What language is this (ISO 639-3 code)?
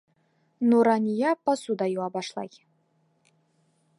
bak